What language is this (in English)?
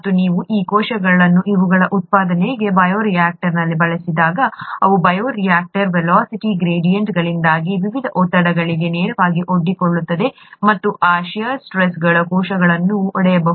Kannada